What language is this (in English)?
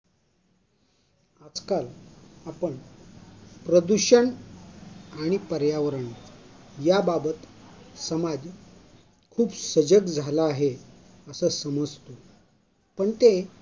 Marathi